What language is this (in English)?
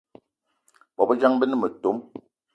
Eton (Cameroon)